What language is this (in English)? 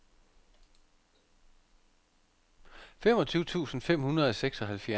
Danish